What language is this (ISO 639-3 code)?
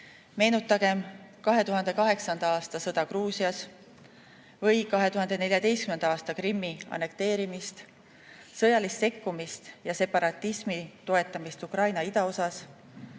est